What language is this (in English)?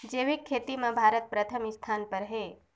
Chhattisgarhi